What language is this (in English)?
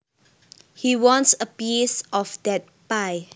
Javanese